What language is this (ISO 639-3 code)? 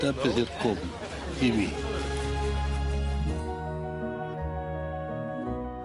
cym